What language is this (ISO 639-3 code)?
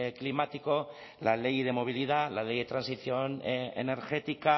spa